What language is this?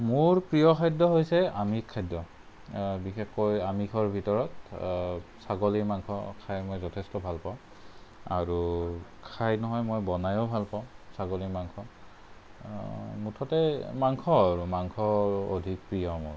Assamese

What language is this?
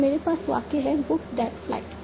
Hindi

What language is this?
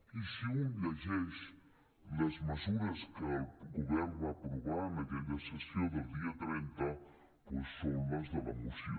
Catalan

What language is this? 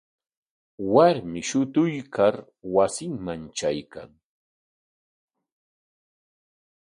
Corongo Ancash Quechua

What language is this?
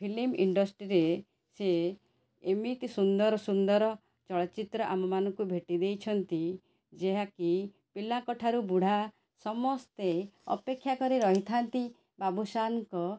Odia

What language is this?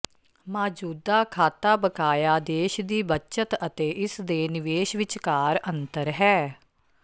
Punjabi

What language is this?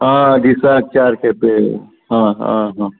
Konkani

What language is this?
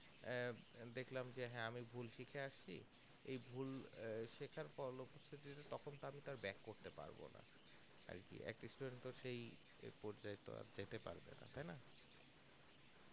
Bangla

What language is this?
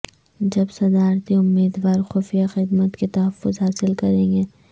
Urdu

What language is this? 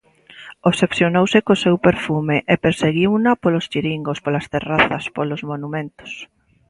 Galician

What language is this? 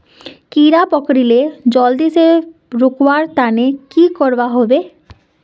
Magahi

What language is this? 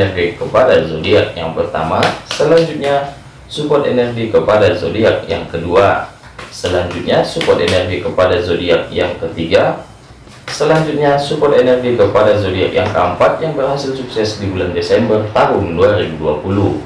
Indonesian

